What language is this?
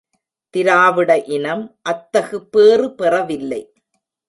Tamil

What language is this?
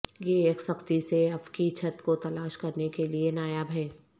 Urdu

